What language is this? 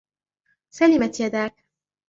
Arabic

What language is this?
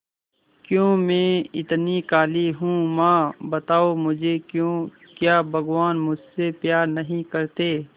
Hindi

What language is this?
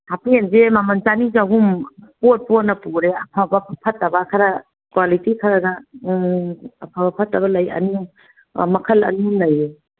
Manipuri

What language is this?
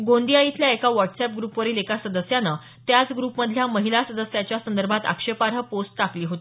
Marathi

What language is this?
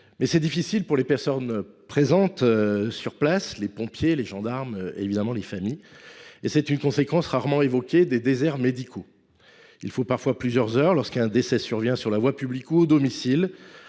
French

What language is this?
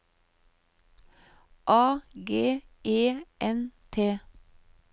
Norwegian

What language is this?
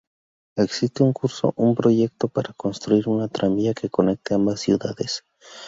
Spanish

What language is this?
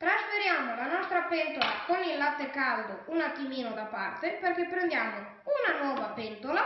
Italian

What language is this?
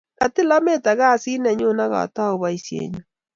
Kalenjin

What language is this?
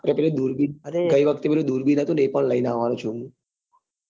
Gujarati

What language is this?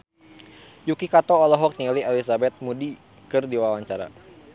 Sundanese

